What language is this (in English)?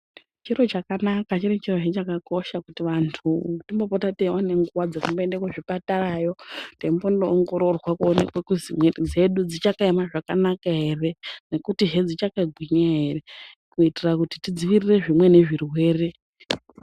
Ndau